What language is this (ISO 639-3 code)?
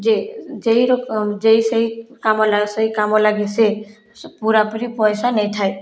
ori